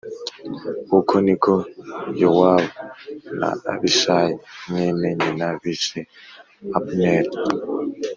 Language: Kinyarwanda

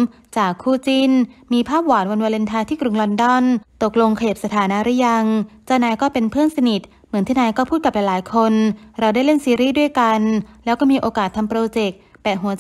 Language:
Thai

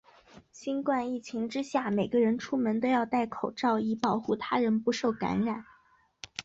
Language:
Chinese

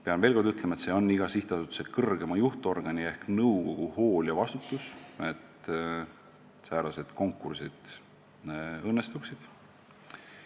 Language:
Estonian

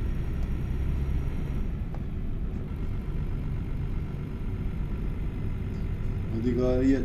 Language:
Turkish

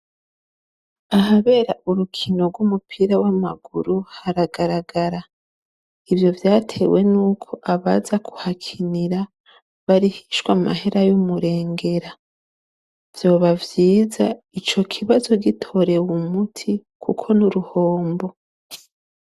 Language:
Rundi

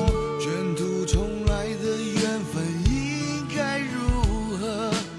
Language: Chinese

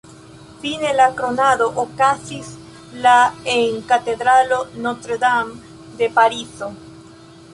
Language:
Esperanto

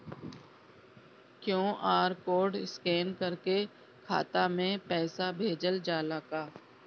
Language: Bhojpuri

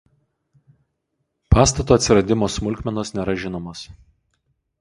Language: Lithuanian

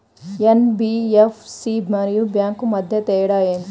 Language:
Telugu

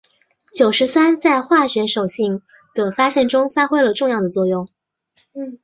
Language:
Chinese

